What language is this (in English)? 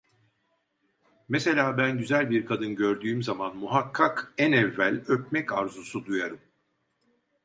Turkish